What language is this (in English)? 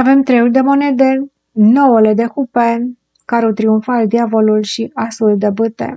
Romanian